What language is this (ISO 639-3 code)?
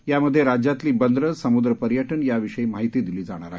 mar